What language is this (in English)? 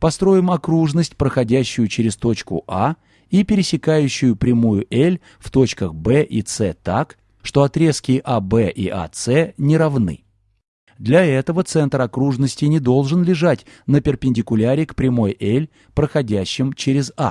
Russian